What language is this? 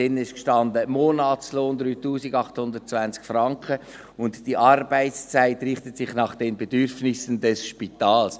Swiss German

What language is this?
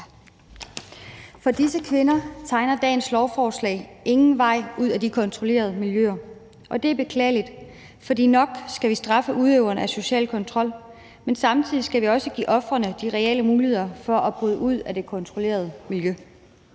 Danish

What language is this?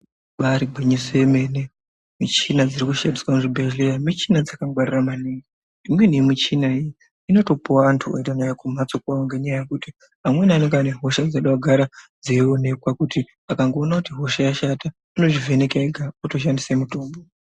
Ndau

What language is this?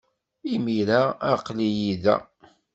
Kabyle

